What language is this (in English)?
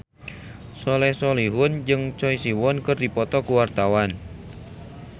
Sundanese